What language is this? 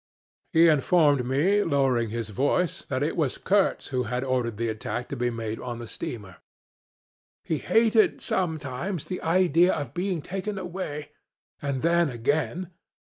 English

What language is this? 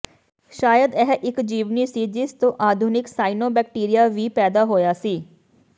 Punjabi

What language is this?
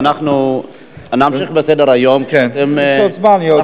Hebrew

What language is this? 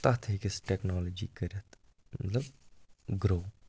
Kashmiri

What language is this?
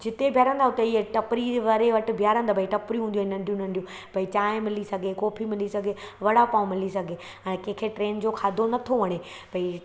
Sindhi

